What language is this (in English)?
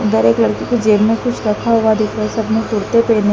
Hindi